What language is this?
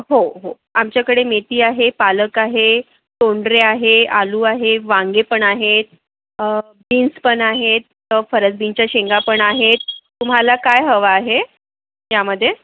Marathi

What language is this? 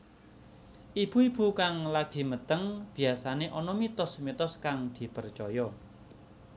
Javanese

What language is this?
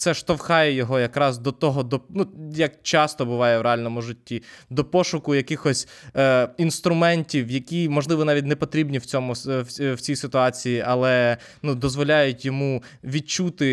Ukrainian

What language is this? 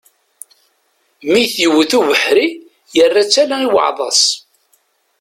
Kabyle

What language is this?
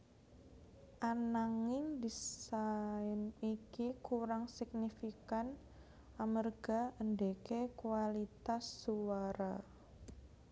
Javanese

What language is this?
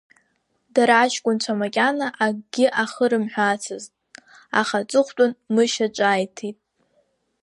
Abkhazian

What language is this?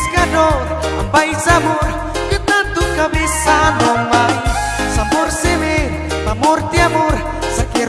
Indonesian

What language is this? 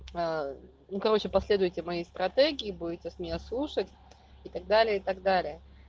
Russian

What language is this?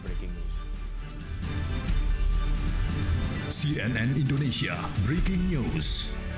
Indonesian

